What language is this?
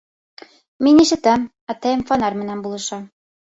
Bashkir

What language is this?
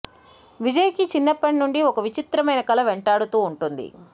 Telugu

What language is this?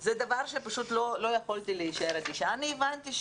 Hebrew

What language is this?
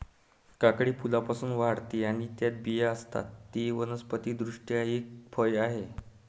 Marathi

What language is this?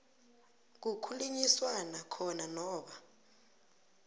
South Ndebele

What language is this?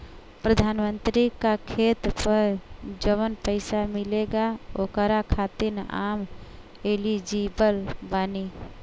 Bhojpuri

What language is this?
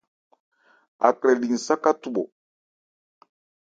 Ebrié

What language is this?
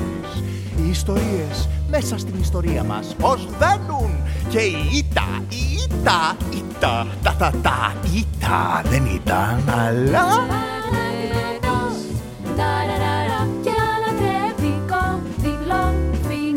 Greek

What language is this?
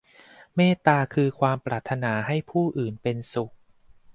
Thai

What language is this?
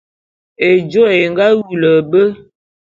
Bulu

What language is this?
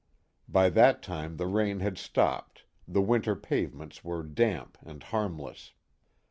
English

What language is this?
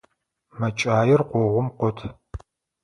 Adyghe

